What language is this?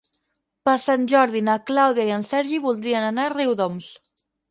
Catalan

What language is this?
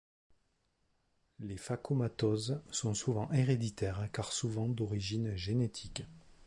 French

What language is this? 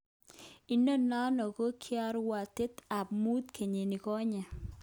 Kalenjin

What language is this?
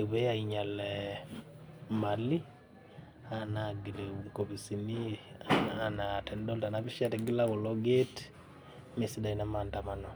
Masai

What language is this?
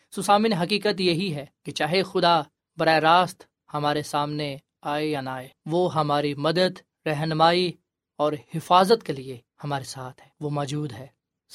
Urdu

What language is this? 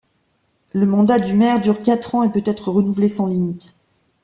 French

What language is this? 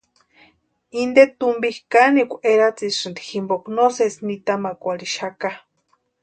Western Highland Purepecha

